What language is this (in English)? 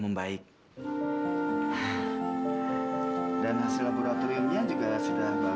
Indonesian